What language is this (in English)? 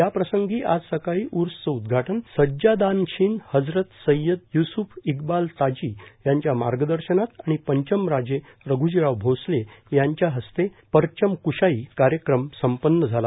Marathi